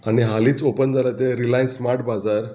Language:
Konkani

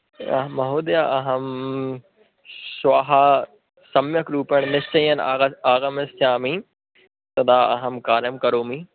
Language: Sanskrit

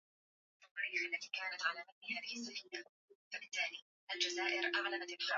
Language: Swahili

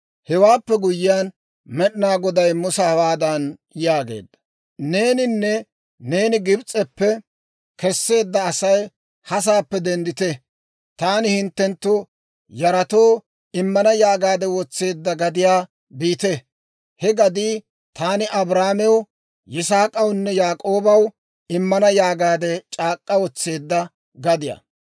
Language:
Dawro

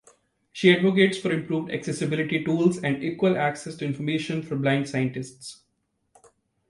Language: English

